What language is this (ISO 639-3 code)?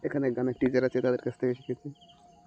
ben